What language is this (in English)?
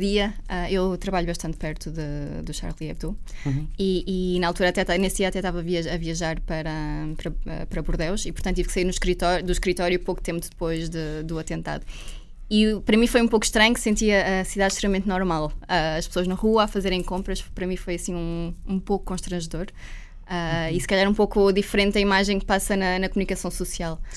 Portuguese